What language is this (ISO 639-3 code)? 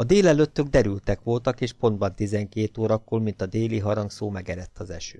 hun